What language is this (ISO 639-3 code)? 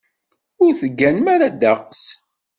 kab